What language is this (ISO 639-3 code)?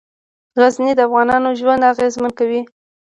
pus